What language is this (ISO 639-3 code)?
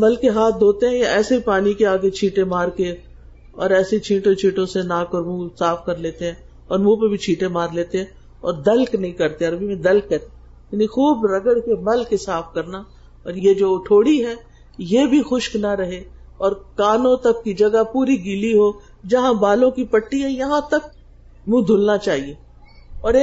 urd